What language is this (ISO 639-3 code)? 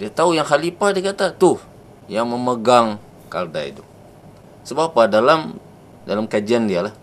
msa